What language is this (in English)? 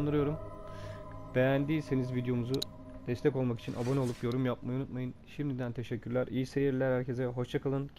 Turkish